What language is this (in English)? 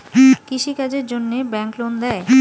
Bangla